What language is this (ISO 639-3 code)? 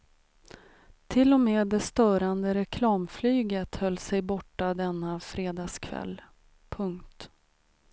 swe